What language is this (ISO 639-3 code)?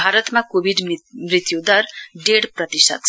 nep